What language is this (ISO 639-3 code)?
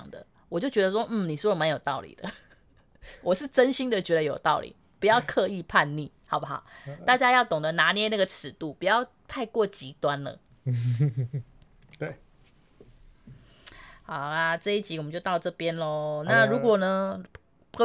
zho